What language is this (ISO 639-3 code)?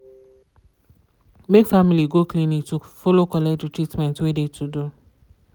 pcm